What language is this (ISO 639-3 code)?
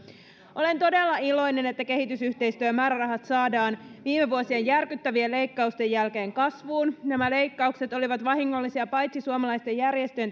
fin